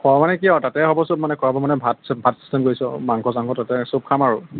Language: Assamese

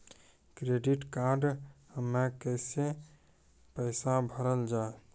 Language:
Maithili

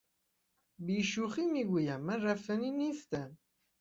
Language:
Persian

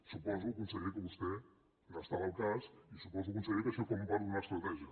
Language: Catalan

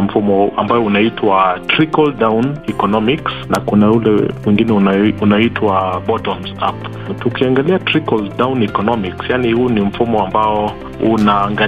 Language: Swahili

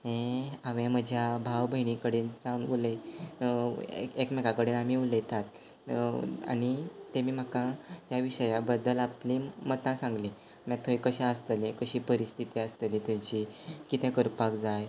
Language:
Konkani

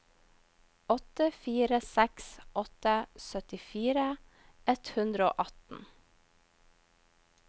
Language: Norwegian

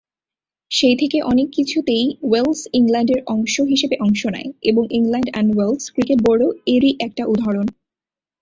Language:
Bangla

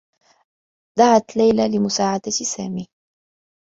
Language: Arabic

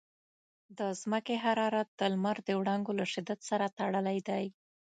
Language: Pashto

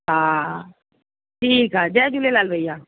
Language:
Sindhi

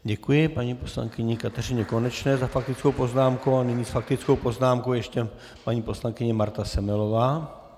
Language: Czech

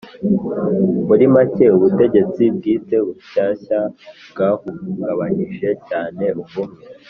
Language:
Kinyarwanda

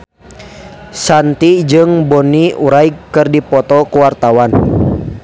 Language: Sundanese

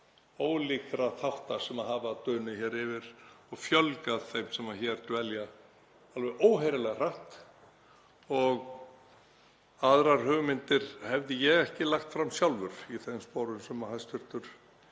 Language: Icelandic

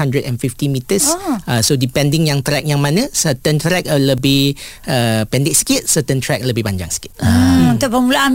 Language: Malay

